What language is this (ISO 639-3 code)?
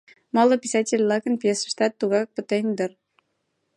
chm